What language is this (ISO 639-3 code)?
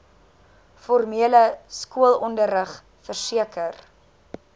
afr